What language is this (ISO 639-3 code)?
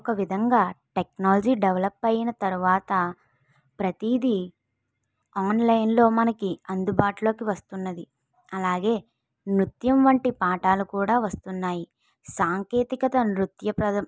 tel